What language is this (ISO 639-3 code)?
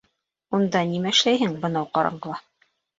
bak